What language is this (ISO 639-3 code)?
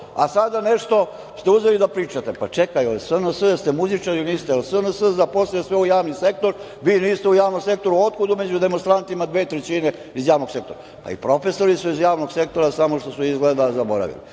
srp